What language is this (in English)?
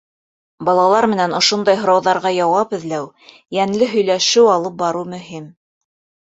Bashkir